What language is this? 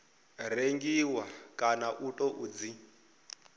Venda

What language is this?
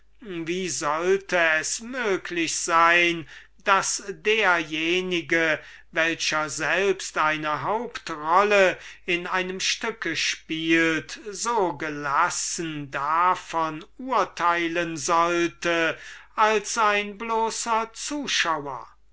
German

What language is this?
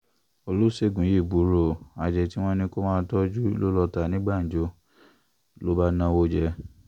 Yoruba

